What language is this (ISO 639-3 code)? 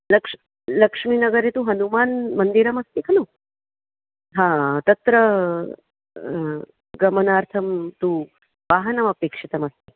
san